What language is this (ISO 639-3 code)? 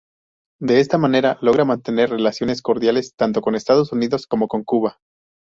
spa